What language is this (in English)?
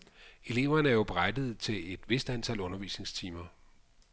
Danish